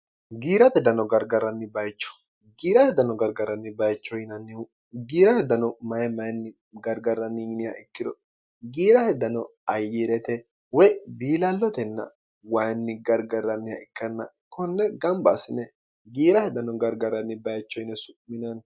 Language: Sidamo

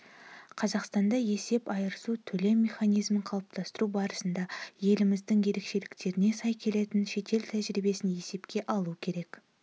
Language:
Kazakh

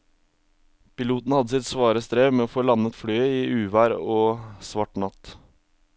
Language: Norwegian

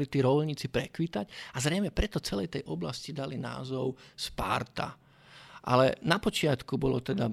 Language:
Czech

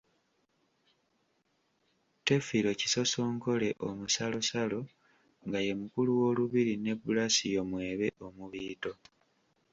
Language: Ganda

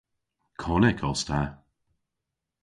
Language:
Cornish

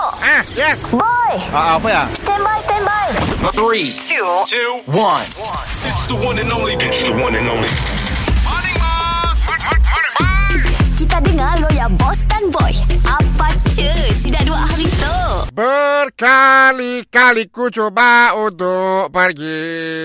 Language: Malay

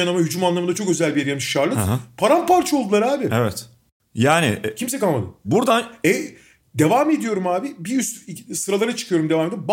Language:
Turkish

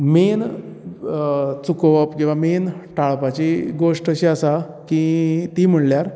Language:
Konkani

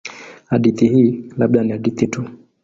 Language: Swahili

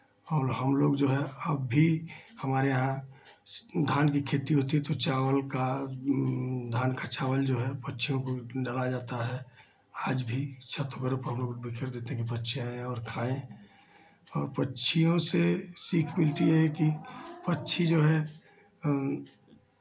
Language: Hindi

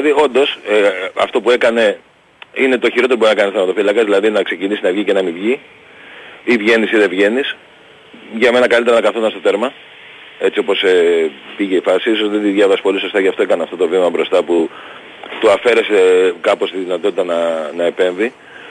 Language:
Greek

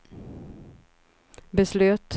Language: Swedish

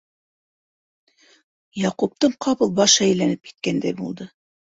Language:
Bashkir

